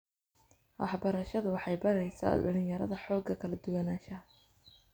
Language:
Somali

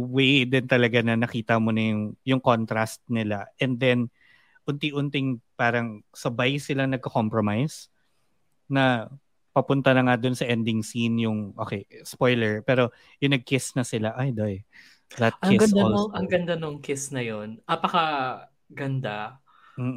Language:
Filipino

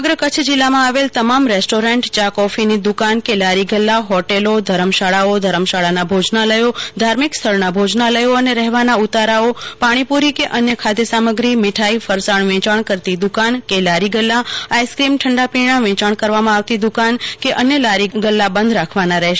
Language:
Gujarati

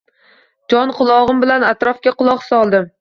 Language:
Uzbek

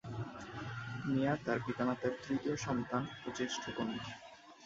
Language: Bangla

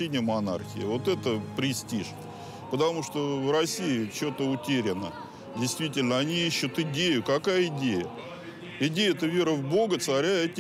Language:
Ukrainian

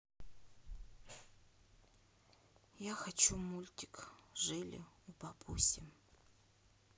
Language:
Russian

